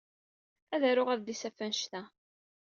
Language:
Kabyle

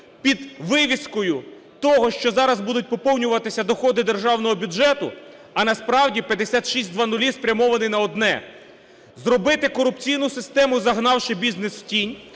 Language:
Ukrainian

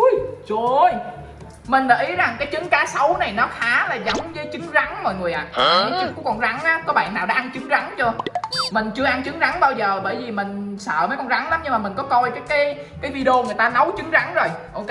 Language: Vietnamese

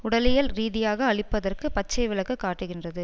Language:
Tamil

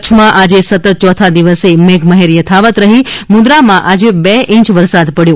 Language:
Gujarati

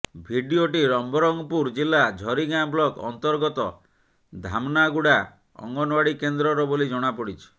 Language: Odia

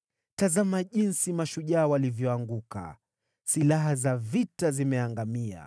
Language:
Swahili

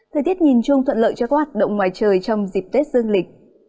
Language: Vietnamese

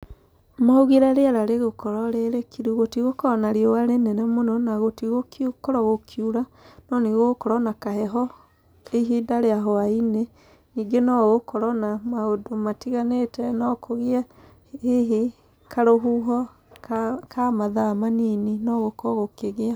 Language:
Kikuyu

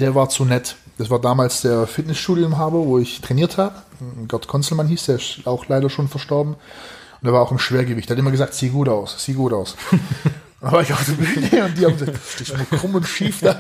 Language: German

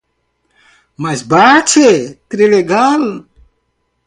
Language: Portuguese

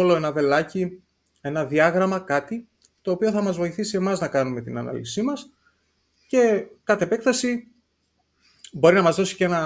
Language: Greek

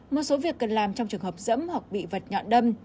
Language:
Vietnamese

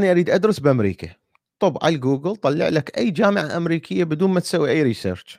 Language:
Arabic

